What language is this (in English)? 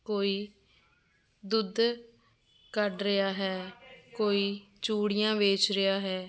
Punjabi